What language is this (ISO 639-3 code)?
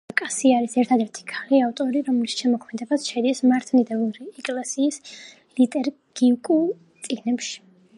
kat